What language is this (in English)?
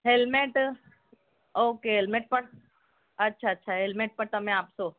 Gujarati